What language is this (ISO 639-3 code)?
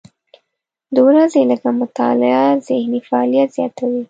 pus